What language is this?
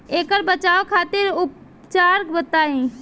Bhojpuri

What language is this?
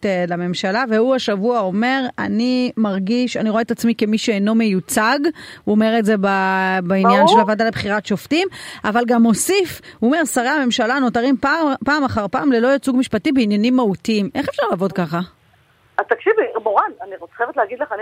Hebrew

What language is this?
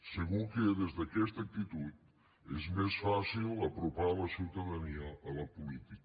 Catalan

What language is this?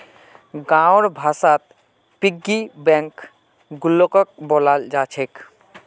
Magahi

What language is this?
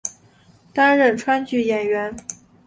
Chinese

